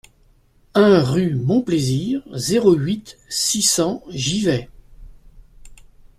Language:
French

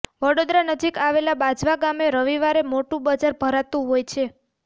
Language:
Gujarati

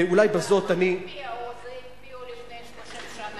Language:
Hebrew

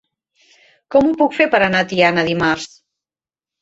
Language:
Catalan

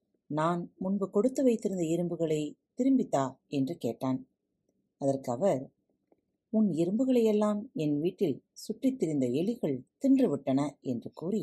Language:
Tamil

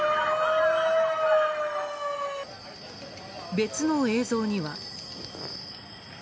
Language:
Japanese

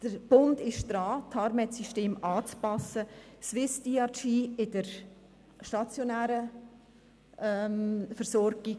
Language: Swiss German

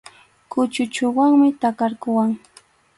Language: Arequipa-La Unión Quechua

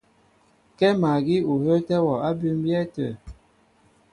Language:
Mbo (Cameroon)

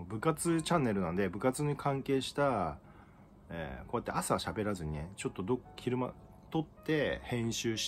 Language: Japanese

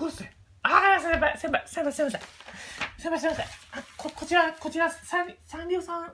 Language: Japanese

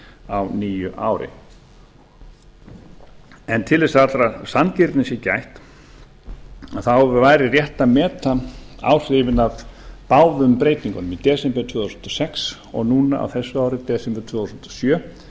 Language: Icelandic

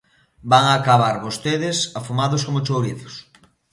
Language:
Galician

